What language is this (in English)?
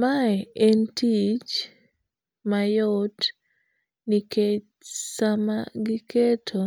Luo (Kenya and Tanzania)